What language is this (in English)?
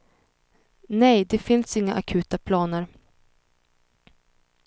Swedish